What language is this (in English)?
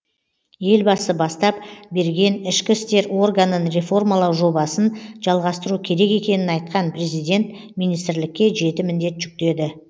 Kazakh